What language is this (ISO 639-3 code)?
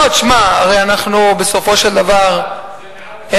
heb